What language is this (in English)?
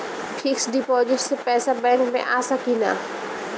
Bhojpuri